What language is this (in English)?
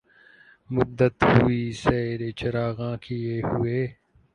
Urdu